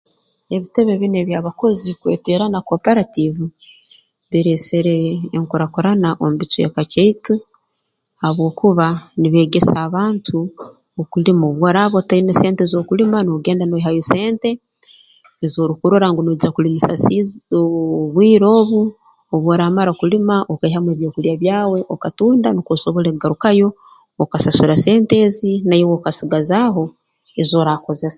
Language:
Tooro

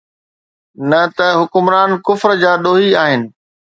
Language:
Sindhi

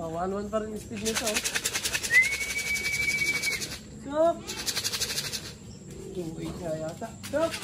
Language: Filipino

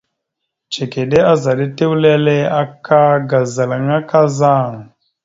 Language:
Mada (Cameroon)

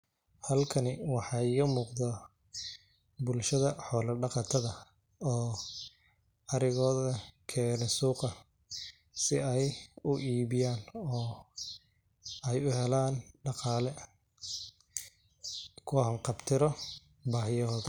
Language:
Somali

